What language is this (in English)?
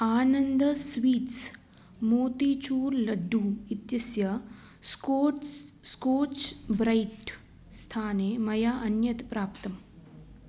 Sanskrit